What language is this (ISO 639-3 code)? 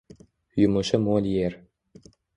uzb